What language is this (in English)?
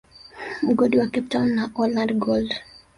Swahili